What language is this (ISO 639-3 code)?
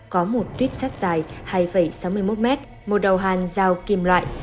vie